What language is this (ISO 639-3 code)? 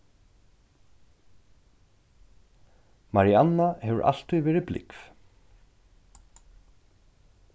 fao